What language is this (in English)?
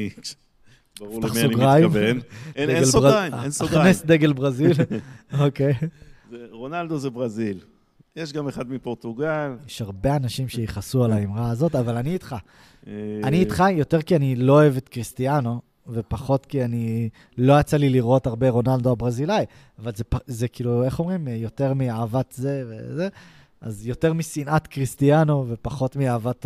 Hebrew